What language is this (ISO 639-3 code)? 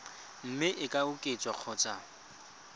tsn